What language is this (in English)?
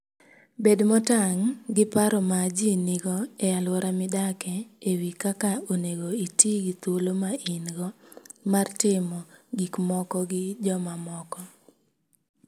Luo (Kenya and Tanzania)